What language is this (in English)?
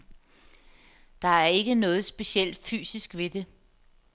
Danish